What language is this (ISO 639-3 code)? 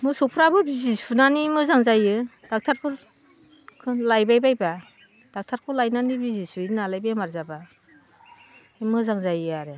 brx